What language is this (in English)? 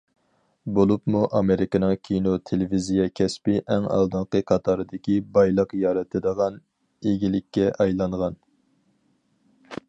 Uyghur